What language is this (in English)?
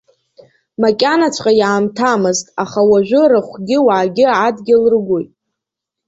Abkhazian